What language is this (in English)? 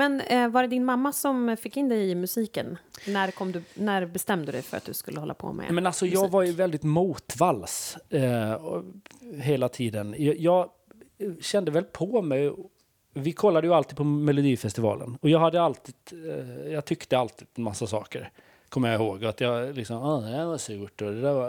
Swedish